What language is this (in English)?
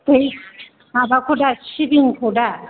Bodo